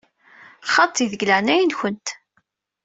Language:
Kabyle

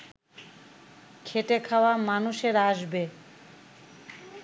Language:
Bangla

